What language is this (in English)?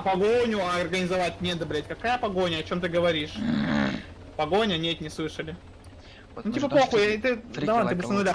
Russian